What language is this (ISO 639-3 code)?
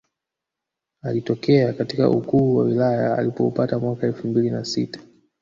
swa